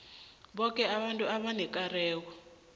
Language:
South Ndebele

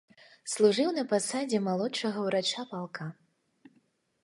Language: Belarusian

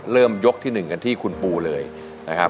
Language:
Thai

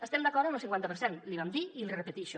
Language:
Catalan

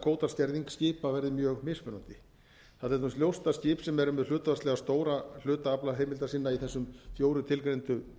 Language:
Icelandic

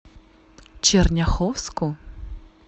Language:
Russian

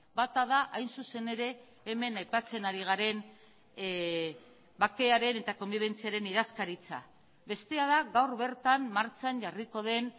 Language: Basque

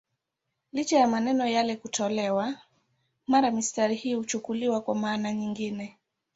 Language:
Swahili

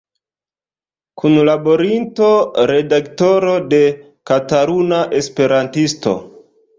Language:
Esperanto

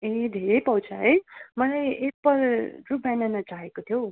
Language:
Nepali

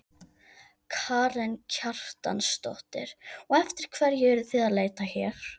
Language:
Icelandic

